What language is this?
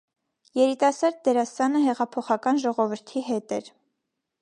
Armenian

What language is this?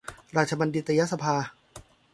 Thai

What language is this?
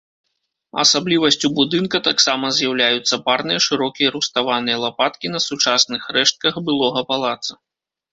Belarusian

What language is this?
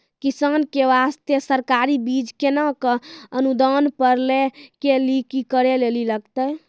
Maithili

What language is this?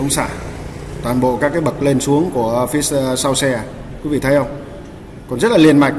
Vietnamese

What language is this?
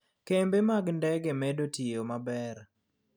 Luo (Kenya and Tanzania)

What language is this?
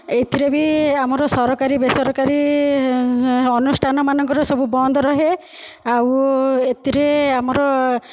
Odia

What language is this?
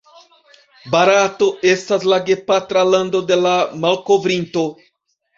Esperanto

